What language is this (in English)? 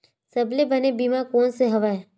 Chhattisgarhi